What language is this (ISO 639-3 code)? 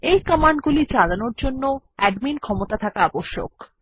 ben